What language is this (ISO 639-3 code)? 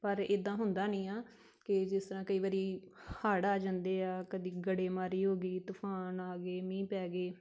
pan